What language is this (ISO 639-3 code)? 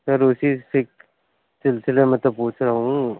urd